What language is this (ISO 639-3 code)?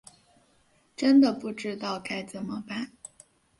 zho